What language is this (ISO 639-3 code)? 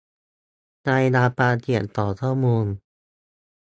tha